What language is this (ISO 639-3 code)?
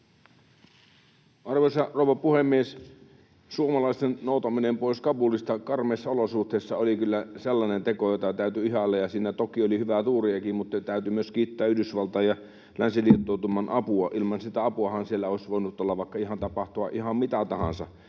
fin